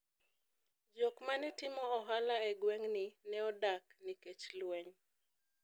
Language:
Luo (Kenya and Tanzania)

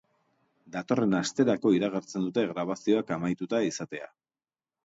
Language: Basque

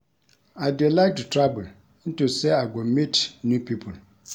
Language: Nigerian Pidgin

